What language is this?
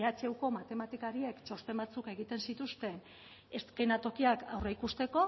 Basque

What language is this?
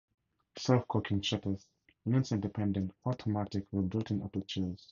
English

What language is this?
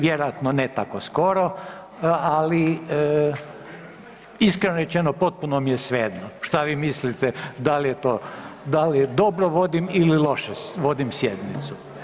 Croatian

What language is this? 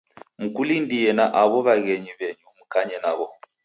Taita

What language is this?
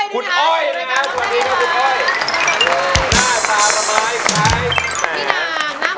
Thai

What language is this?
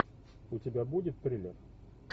Russian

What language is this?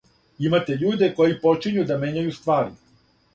Serbian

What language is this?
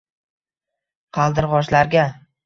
Uzbek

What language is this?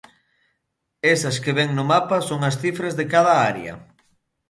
Galician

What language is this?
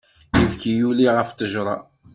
Kabyle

